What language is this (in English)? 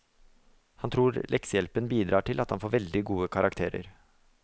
Norwegian